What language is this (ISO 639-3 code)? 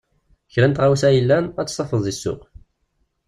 kab